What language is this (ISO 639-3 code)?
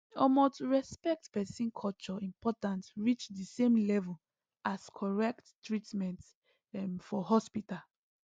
pcm